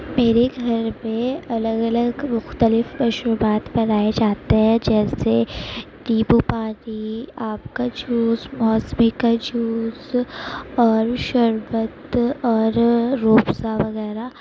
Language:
Urdu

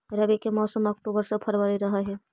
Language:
Magahi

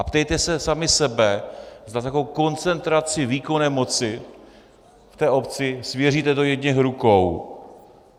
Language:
Czech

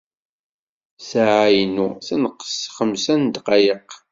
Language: Kabyle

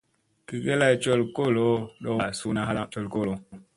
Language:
Musey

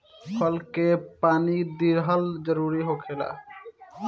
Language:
Bhojpuri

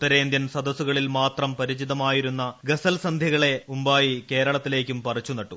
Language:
Malayalam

